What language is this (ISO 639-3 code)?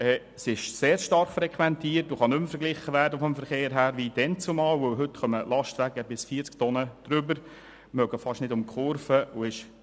gsw